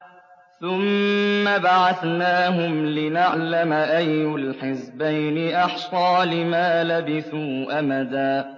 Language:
Arabic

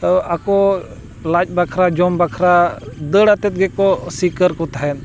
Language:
Santali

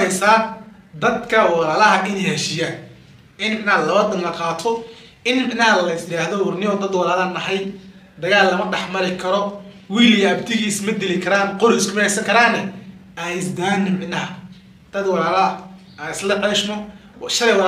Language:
Arabic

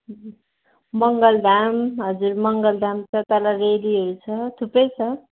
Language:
Nepali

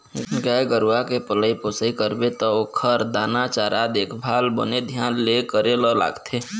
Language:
Chhattisgarhi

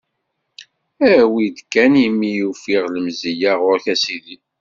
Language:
Kabyle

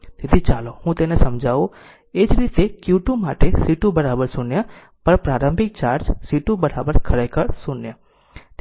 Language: Gujarati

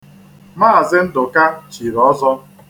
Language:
Igbo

